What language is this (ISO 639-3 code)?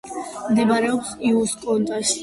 kat